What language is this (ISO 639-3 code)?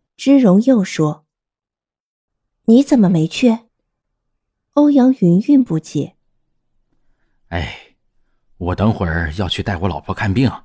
zho